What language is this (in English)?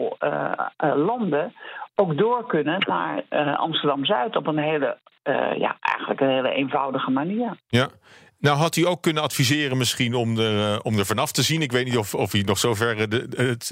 Dutch